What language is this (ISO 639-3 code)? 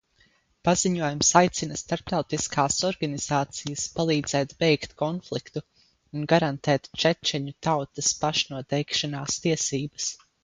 lav